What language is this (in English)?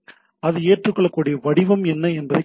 Tamil